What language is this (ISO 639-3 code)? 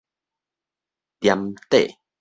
nan